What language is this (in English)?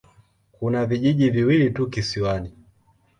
Swahili